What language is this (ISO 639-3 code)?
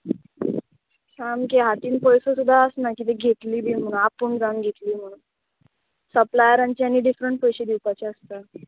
kok